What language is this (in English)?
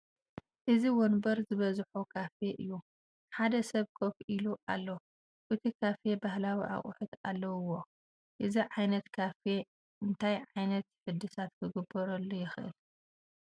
Tigrinya